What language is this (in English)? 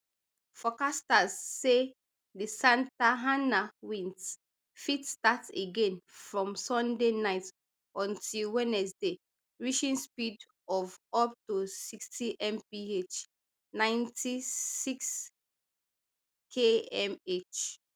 Nigerian Pidgin